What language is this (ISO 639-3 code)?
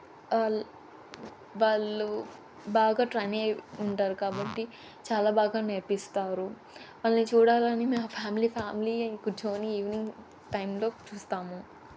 tel